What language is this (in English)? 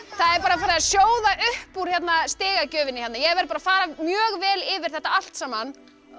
Icelandic